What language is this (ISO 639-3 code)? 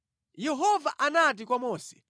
nya